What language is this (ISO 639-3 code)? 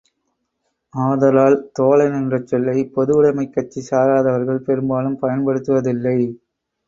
tam